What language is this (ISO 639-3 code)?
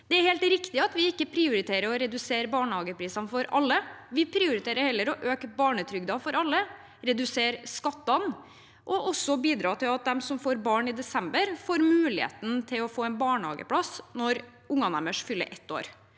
nor